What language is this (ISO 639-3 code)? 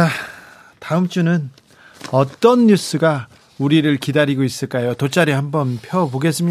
kor